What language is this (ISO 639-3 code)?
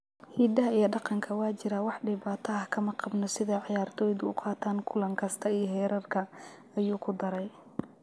som